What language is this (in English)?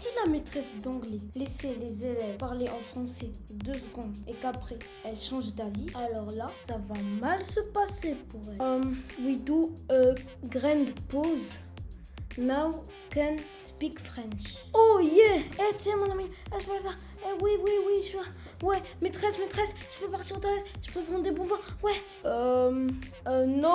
French